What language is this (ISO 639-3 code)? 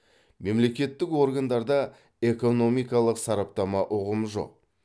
kaz